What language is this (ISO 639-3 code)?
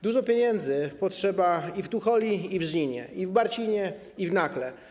pol